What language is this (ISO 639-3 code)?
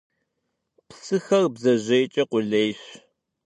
kbd